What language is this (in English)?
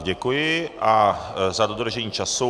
Czech